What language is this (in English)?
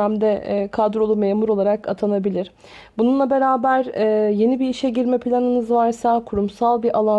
Turkish